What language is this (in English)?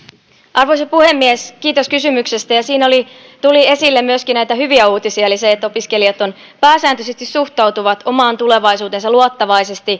Finnish